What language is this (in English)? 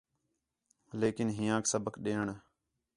Khetrani